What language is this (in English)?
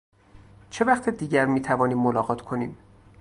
Persian